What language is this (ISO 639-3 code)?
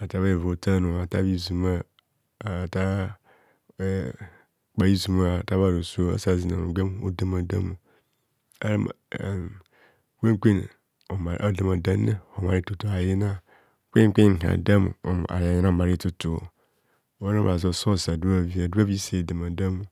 bcs